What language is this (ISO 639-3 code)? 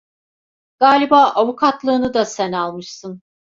tur